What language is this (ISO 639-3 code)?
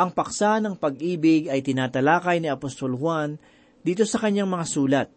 fil